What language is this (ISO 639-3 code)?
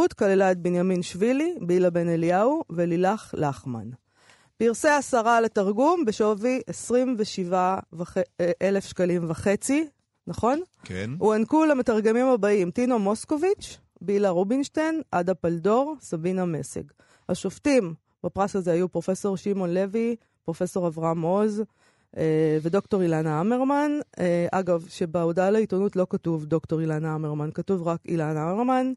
heb